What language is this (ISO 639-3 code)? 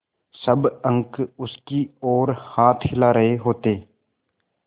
hin